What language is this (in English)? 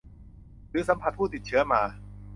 Thai